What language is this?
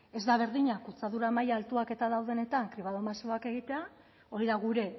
Basque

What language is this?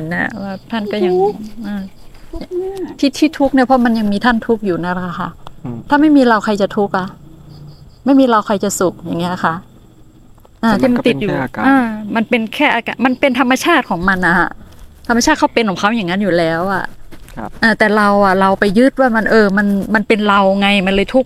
Thai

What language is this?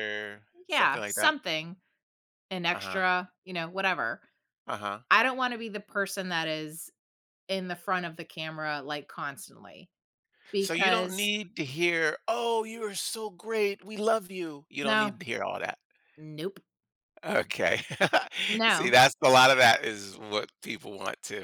English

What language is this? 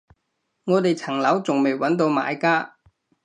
Cantonese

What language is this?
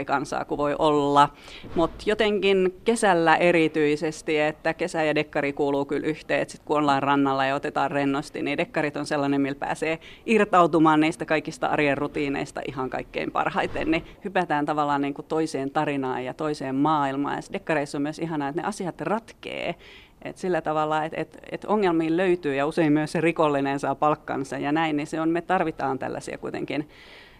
Finnish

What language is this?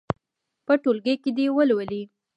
Pashto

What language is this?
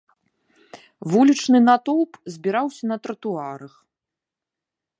Belarusian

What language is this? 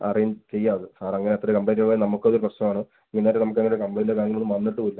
Malayalam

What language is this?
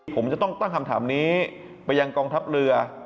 Thai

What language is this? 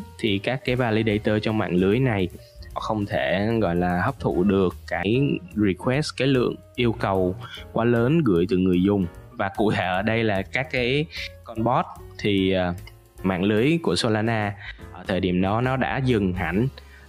Vietnamese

